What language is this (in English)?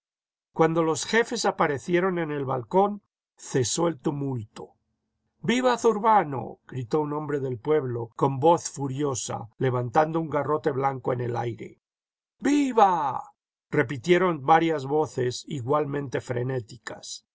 Spanish